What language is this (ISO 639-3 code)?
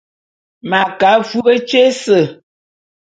bum